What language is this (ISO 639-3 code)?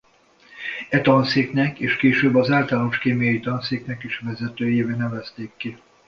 hun